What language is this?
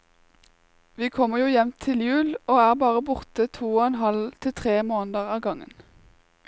Norwegian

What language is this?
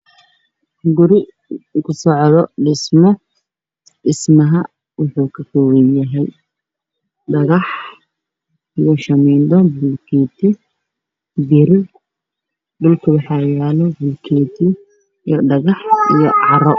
Somali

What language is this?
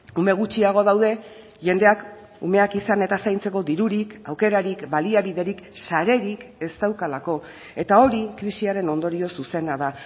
Basque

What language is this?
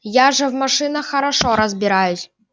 Russian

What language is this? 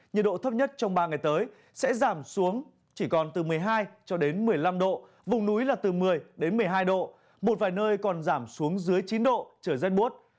Vietnamese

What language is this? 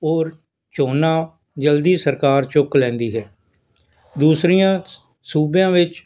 Punjabi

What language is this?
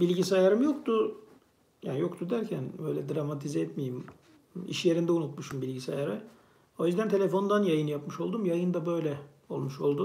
Turkish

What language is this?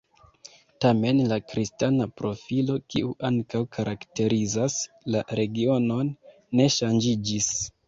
Esperanto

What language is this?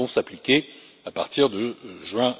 French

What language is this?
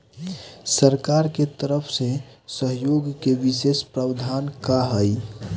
Bhojpuri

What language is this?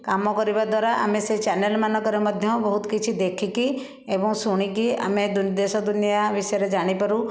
Odia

